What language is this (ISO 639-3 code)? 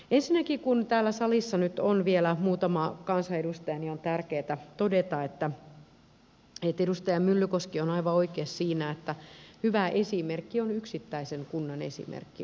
fin